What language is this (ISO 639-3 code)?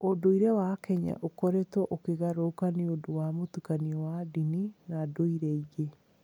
kik